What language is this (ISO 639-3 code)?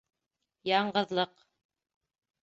bak